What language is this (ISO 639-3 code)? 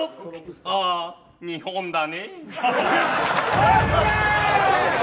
jpn